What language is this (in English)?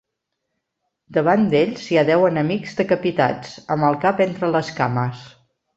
Catalan